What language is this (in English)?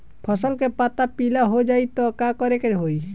Bhojpuri